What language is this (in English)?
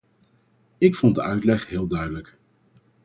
Dutch